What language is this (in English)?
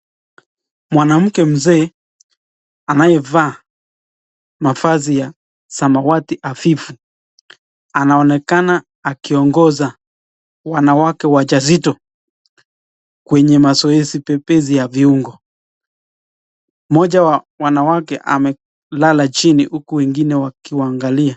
Swahili